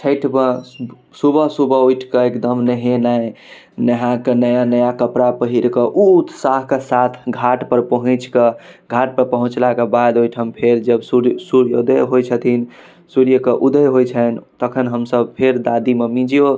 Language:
Maithili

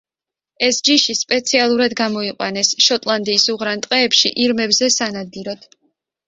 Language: Georgian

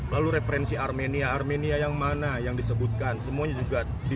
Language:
Indonesian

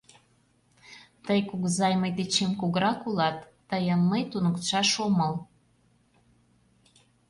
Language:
Mari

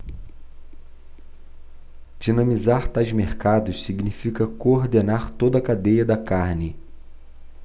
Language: Portuguese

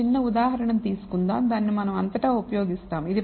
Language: Telugu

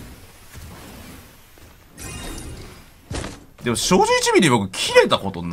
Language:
Japanese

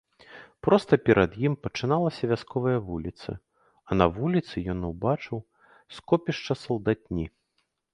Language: Belarusian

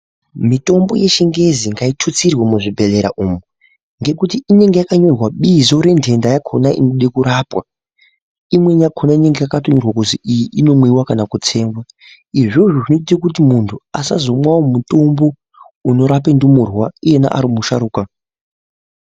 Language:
Ndau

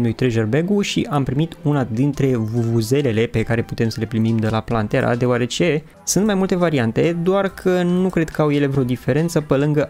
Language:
Romanian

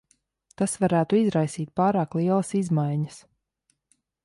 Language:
Latvian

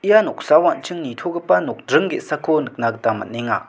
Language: Garo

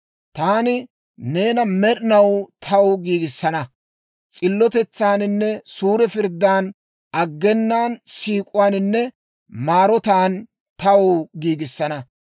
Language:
Dawro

